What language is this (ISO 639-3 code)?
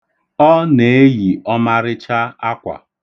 ibo